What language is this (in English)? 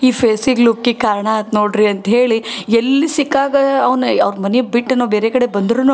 Kannada